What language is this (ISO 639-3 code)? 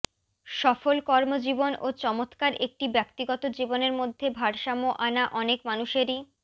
ben